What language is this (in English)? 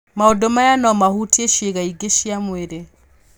Kikuyu